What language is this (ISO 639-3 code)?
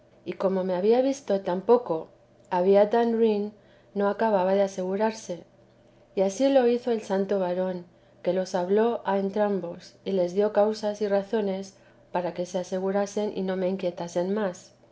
spa